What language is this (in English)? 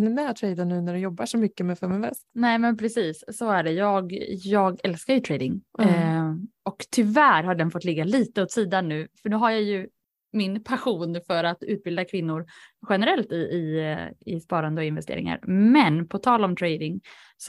Swedish